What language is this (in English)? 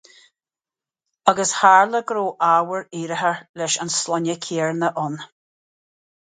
Irish